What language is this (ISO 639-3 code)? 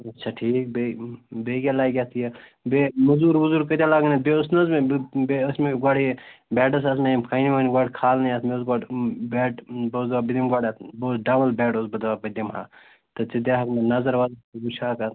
kas